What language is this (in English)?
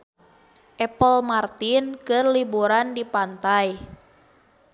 Sundanese